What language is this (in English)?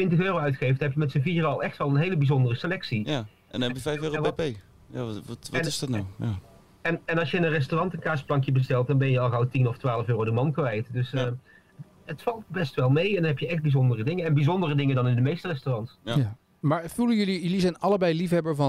Dutch